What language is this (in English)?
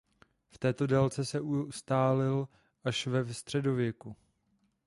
Czech